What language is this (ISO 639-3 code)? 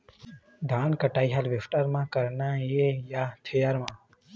hne